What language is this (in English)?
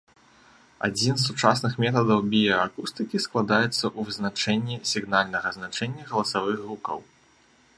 Belarusian